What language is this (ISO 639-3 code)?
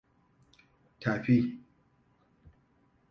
hau